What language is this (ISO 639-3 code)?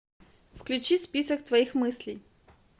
rus